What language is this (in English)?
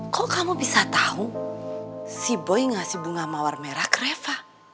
Indonesian